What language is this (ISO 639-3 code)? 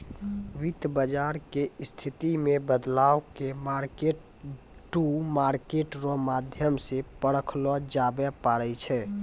mai